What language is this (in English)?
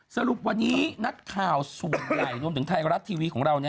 Thai